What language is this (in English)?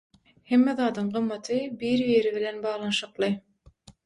Turkmen